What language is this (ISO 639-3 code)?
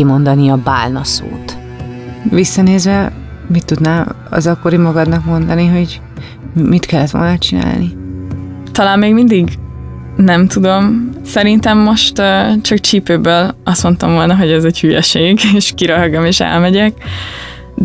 hun